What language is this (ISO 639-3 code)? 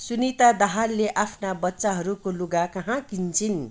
nep